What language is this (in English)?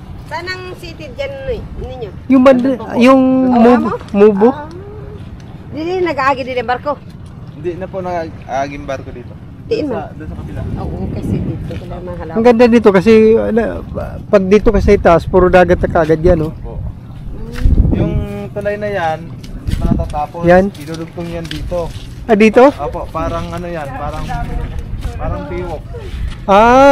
Filipino